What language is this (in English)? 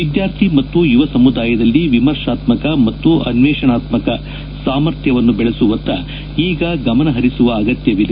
Kannada